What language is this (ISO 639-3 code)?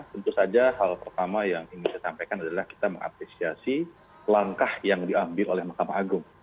ind